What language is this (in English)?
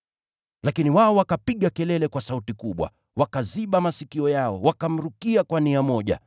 Swahili